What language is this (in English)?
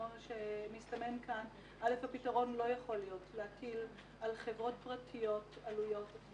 Hebrew